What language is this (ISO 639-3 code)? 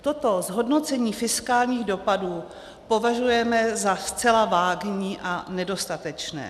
ces